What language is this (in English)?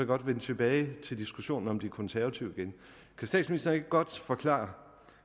Danish